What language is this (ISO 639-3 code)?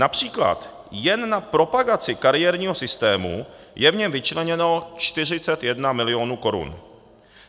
ces